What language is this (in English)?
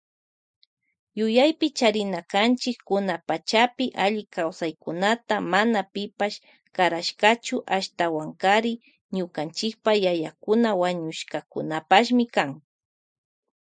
Loja Highland Quichua